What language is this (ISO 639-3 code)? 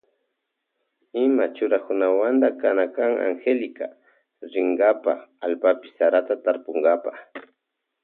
qvj